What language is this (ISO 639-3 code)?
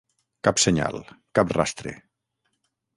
cat